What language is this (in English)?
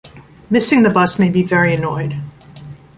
English